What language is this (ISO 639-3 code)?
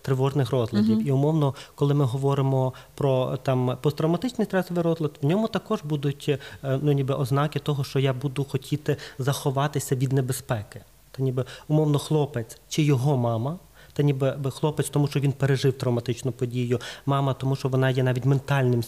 ukr